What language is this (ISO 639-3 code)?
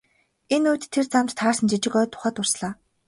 mon